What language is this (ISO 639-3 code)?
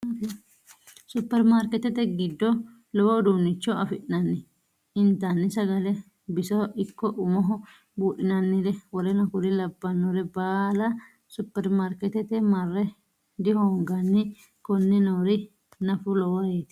sid